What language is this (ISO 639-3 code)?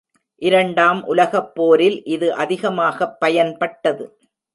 tam